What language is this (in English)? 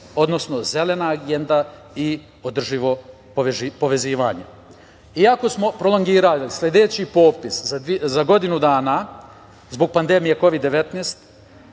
Serbian